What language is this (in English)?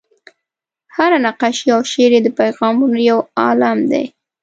Pashto